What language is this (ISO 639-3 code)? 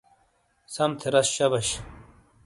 scl